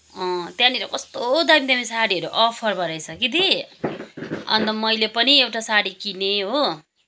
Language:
Nepali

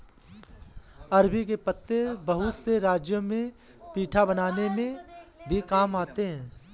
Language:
Hindi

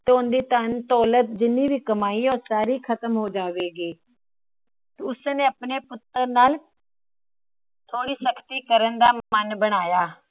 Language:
Punjabi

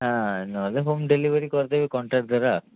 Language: Odia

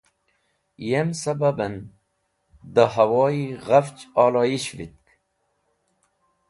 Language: Wakhi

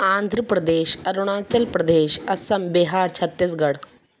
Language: Sindhi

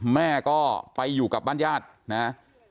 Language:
Thai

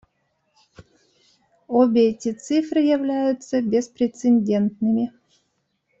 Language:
Russian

